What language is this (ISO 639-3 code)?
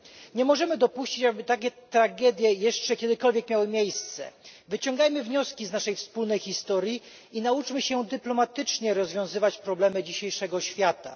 pol